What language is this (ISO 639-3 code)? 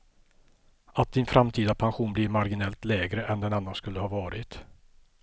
swe